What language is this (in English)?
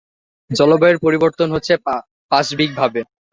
Bangla